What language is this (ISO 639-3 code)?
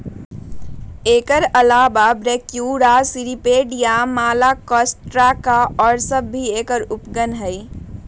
mag